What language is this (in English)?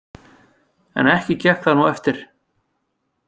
Icelandic